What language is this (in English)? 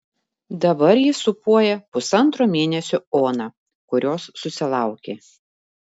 Lithuanian